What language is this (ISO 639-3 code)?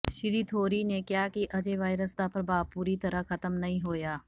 pan